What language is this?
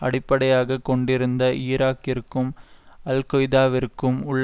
Tamil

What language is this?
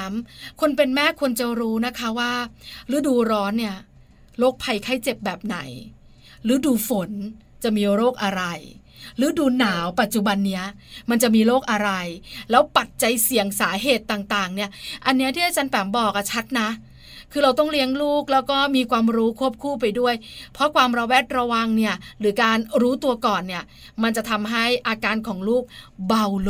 Thai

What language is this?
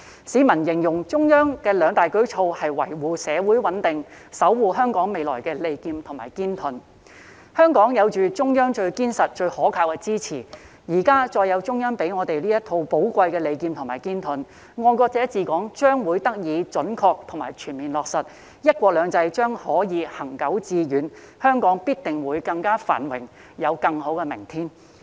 Cantonese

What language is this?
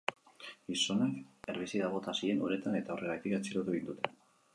Basque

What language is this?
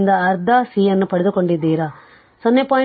Kannada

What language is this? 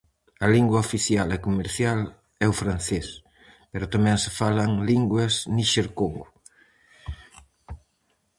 Galician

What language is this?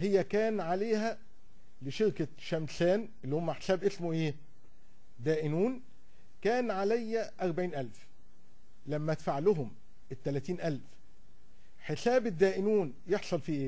Arabic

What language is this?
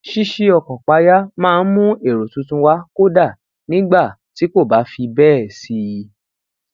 Yoruba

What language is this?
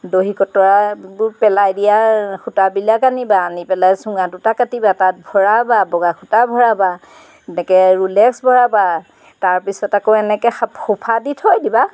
Assamese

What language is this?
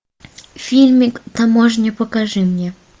Russian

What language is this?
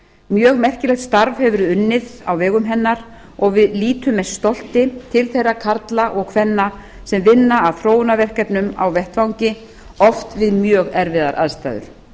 Icelandic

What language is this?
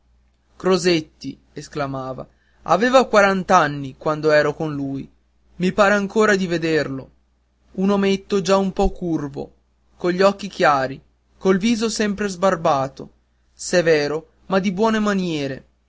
Italian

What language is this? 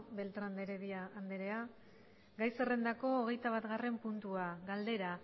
Basque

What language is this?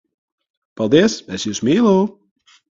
Latvian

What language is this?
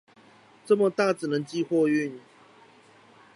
Chinese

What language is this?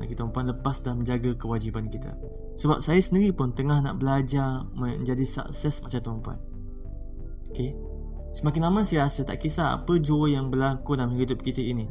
Malay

